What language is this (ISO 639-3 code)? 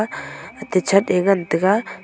nnp